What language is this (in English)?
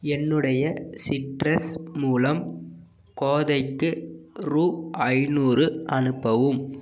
Tamil